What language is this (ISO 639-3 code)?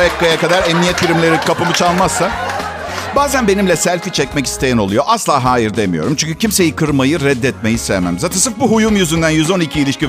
tur